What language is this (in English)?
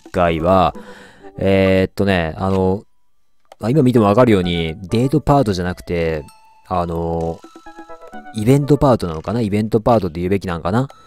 Japanese